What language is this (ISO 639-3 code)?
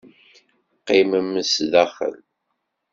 kab